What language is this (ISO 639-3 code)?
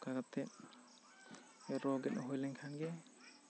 sat